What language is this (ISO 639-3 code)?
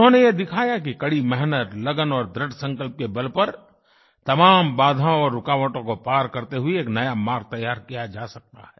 hin